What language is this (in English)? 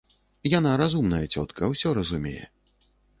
Belarusian